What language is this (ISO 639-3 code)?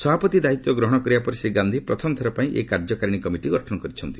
ori